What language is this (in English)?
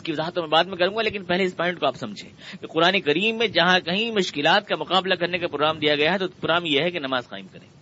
Urdu